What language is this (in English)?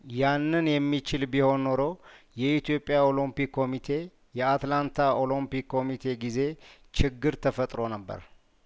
Amharic